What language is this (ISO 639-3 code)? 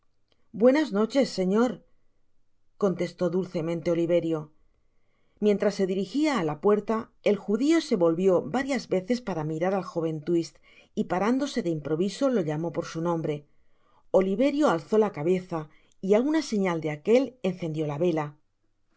spa